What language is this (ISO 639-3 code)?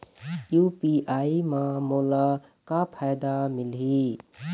hne